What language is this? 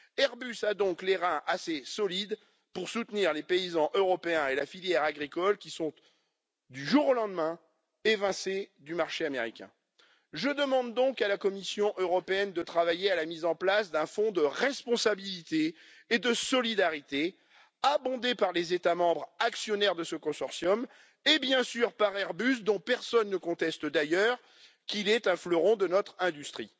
French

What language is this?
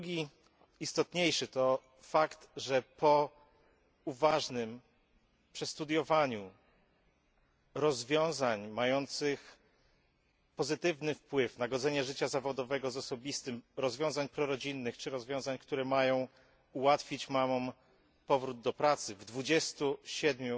Polish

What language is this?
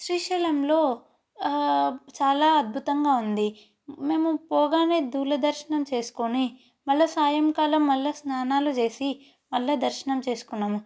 Telugu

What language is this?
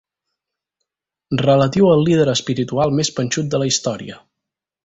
Catalan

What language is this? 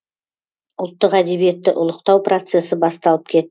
Kazakh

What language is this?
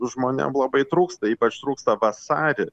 Lithuanian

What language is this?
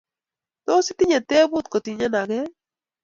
Kalenjin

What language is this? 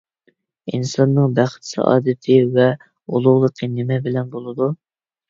Uyghur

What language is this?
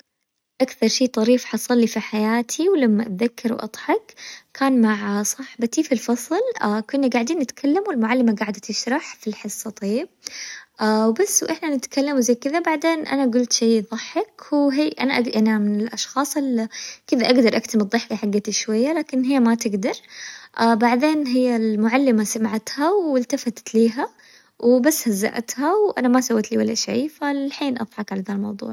Hijazi Arabic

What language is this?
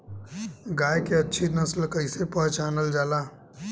Bhojpuri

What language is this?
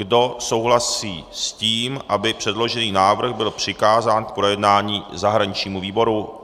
Czech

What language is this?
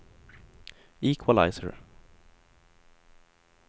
Swedish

